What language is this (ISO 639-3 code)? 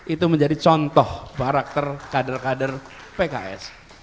ind